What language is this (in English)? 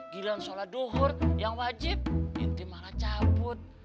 Indonesian